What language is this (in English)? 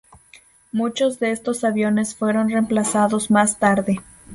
Spanish